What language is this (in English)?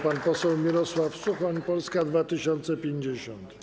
Polish